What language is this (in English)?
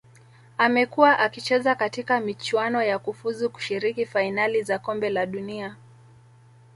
Swahili